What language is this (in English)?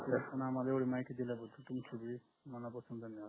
Marathi